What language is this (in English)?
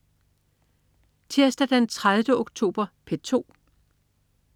Danish